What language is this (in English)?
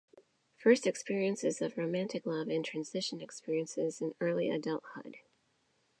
English